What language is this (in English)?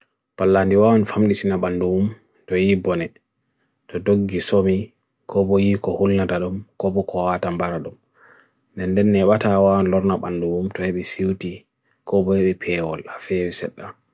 Bagirmi Fulfulde